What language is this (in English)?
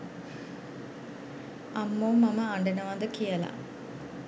Sinhala